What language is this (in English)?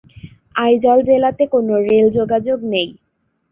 Bangla